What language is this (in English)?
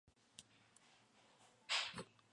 Spanish